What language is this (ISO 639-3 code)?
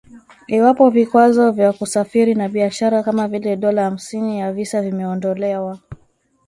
swa